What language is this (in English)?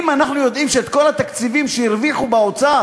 Hebrew